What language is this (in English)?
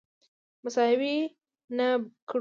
Pashto